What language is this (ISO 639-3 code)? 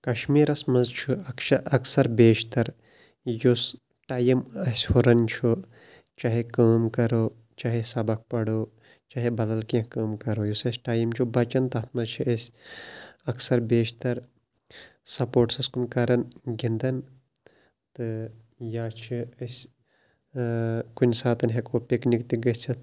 kas